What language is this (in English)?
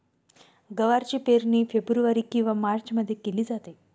Marathi